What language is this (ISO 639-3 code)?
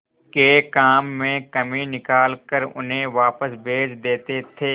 hin